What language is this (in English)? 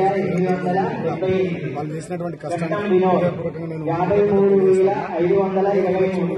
Arabic